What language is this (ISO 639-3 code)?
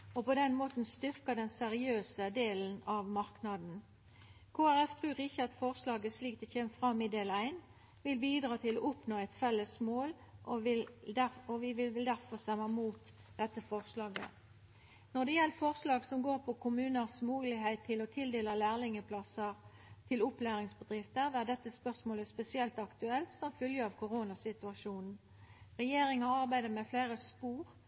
nno